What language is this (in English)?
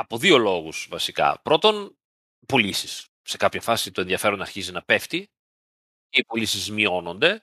Greek